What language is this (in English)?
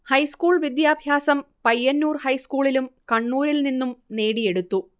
Malayalam